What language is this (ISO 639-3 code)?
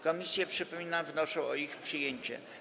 pol